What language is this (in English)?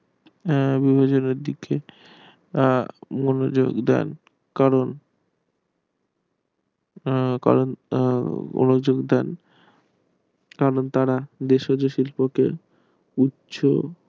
Bangla